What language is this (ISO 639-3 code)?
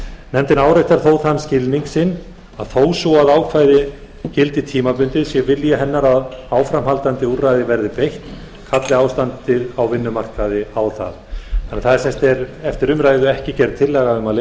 isl